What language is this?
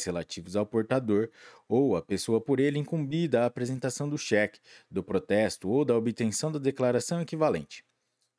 Portuguese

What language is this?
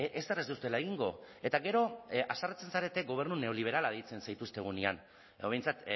Basque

